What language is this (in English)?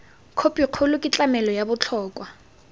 Tswana